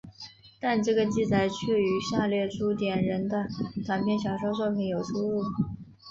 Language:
Chinese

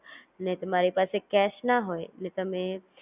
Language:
Gujarati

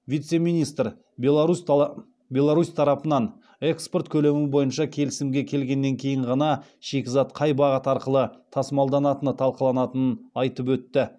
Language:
Kazakh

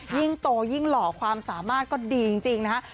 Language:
Thai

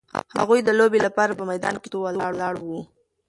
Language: Pashto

